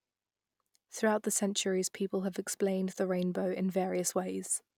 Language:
English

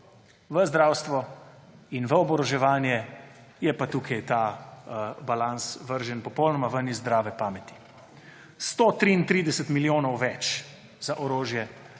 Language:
Slovenian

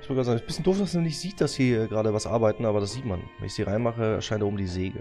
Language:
German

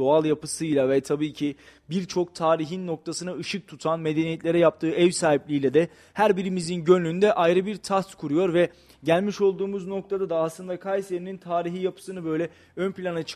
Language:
Turkish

